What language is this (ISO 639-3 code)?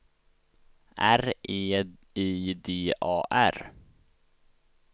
swe